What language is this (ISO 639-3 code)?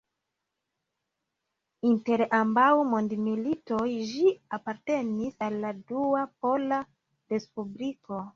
epo